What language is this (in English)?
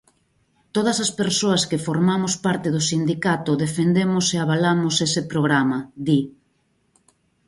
Galician